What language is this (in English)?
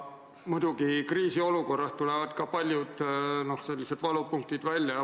Estonian